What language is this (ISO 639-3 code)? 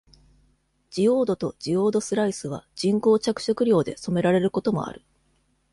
jpn